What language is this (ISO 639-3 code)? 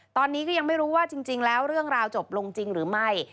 tha